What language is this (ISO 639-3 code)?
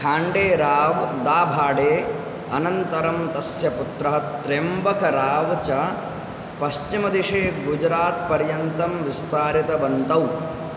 san